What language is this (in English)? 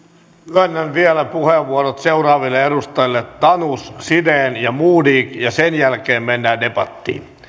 Finnish